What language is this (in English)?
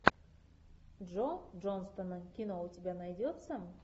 Russian